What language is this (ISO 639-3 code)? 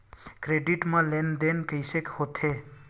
hne